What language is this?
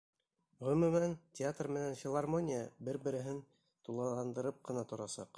Bashkir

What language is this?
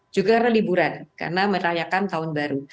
Indonesian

